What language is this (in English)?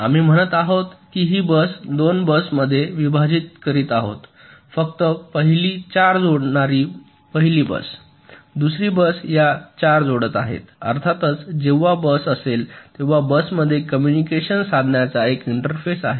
Marathi